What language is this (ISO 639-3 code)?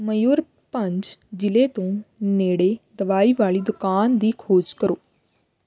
pan